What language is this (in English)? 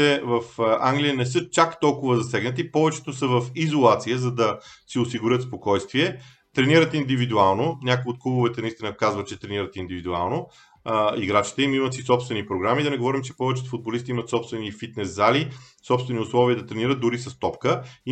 Bulgarian